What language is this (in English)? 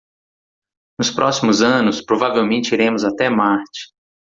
Portuguese